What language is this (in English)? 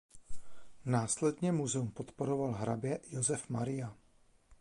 Czech